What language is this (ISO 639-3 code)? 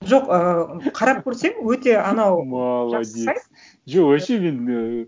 kaz